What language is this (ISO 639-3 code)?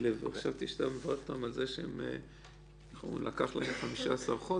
heb